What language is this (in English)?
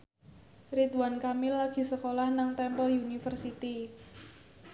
Javanese